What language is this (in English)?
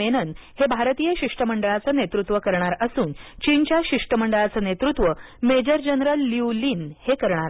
Marathi